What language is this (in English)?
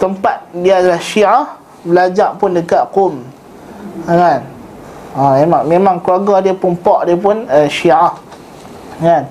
Malay